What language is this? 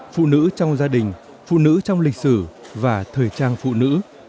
Vietnamese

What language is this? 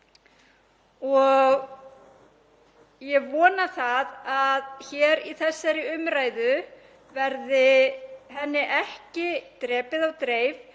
Icelandic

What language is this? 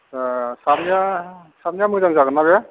Bodo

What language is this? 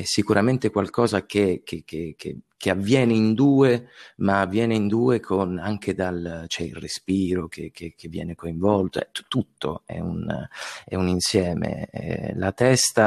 Italian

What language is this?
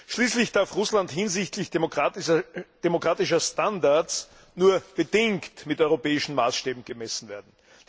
German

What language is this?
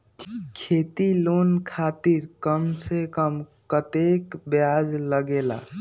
Magahi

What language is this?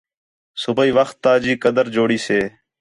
Khetrani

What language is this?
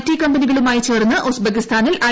Malayalam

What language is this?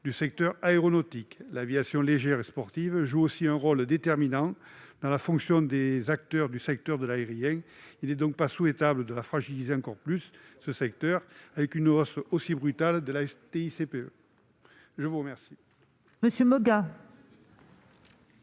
French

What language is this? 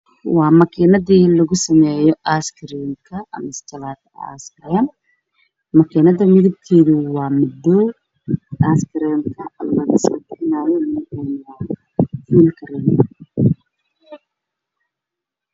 Somali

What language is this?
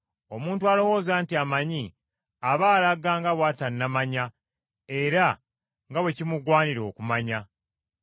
Ganda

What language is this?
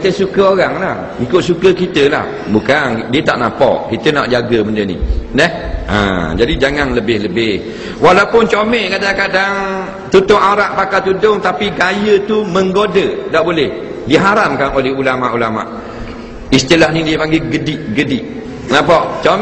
Malay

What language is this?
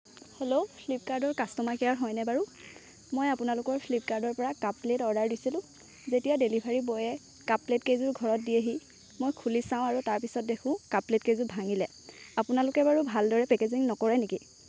Assamese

